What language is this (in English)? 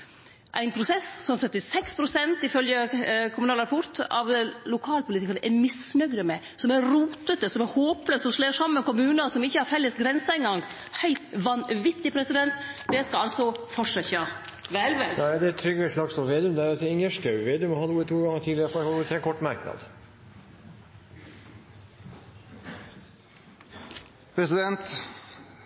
Norwegian